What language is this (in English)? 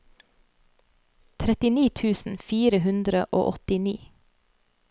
Norwegian